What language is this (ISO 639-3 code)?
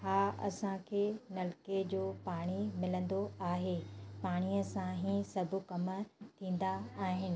snd